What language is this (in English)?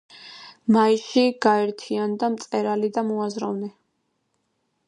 Georgian